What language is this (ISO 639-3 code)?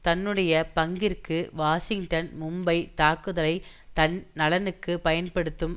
tam